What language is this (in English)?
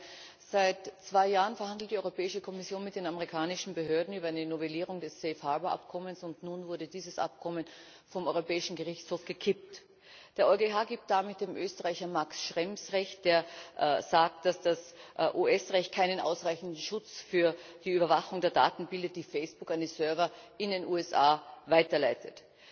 German